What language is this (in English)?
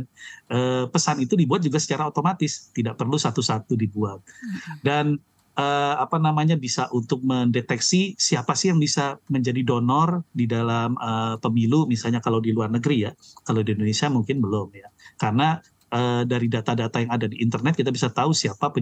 Indonesian